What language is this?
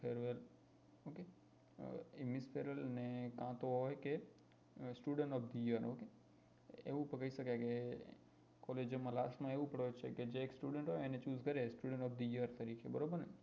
Gujarati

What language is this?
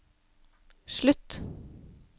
Norwegian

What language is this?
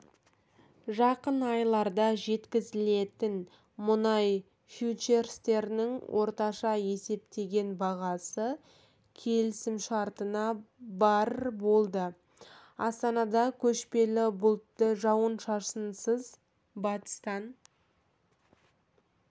Kazakh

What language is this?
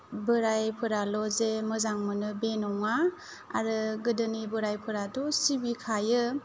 Bodo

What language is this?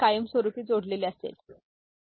Marathi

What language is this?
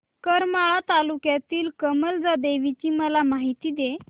Marathi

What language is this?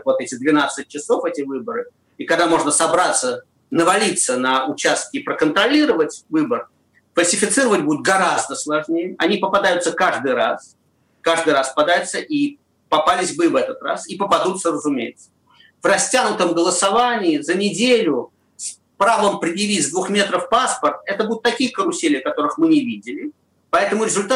Russian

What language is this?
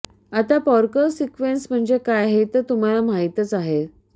Marathi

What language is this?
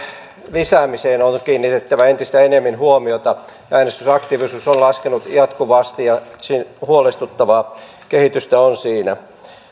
Finnish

